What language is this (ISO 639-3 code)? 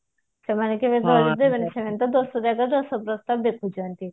ori